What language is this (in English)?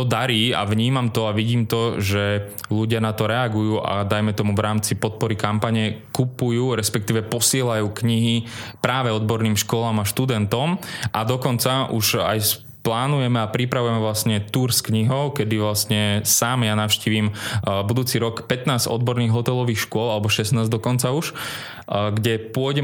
Slovak